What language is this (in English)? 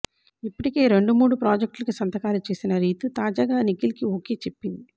Telugu